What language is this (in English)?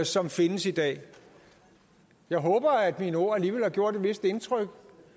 Danish